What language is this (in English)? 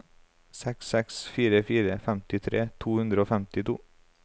Norwegian